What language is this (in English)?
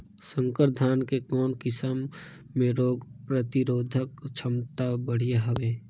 Chhattisgarhi